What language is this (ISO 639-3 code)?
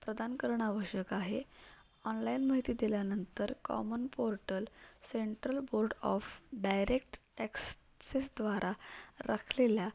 mar